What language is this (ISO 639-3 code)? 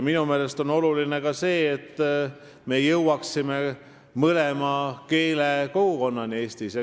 est